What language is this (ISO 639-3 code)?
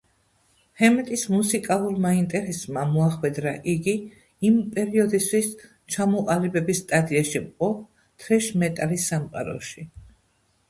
kat